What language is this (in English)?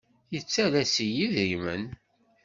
Kabyle